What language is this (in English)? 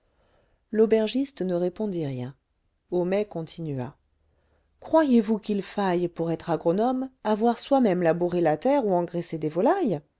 French